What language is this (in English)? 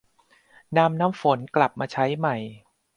Thai